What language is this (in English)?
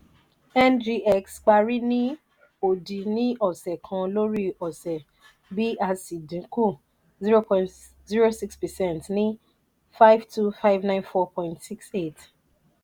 Yoruba